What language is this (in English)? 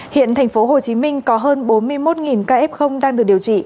Vietnamese